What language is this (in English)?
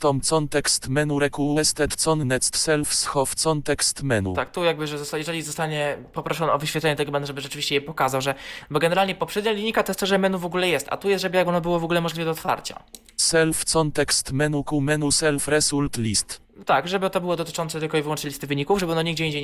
Polish